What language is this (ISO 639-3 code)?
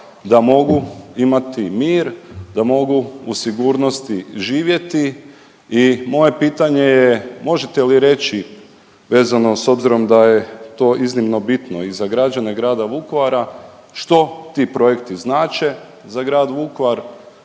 hrv